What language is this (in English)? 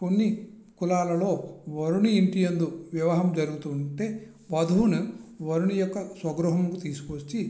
Telugu